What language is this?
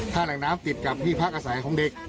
Thai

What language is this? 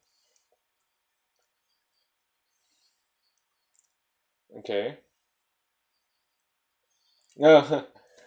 English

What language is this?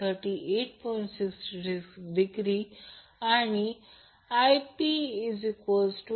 Marathi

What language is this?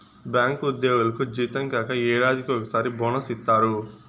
Telugu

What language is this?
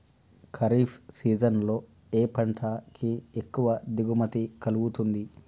Telugu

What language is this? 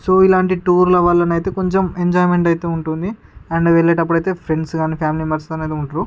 Telugu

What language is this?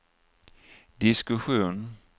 Swedish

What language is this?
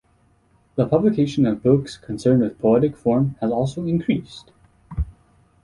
English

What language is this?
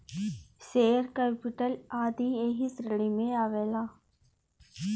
Bhojpuri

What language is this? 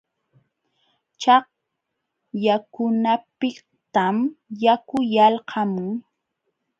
Jauja Wanca Quechua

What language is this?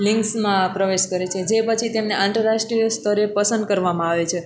Gujarati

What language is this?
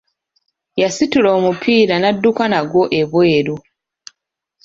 Ganda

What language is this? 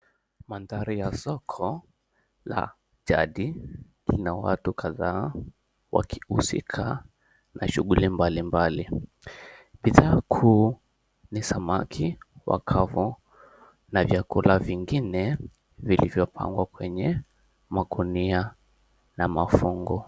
Swahili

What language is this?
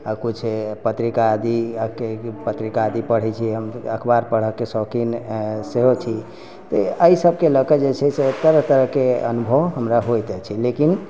Maithili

